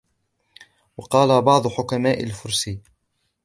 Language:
Arabic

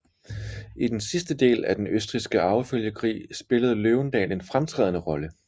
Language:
Danish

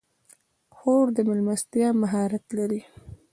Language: Pashto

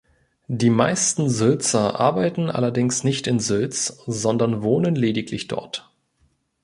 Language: German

